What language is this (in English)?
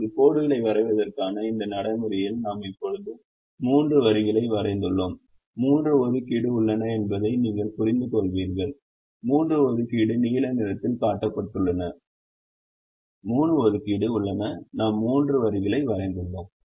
Tamil